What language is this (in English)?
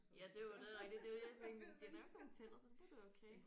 Danish